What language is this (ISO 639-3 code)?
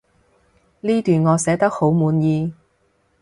yue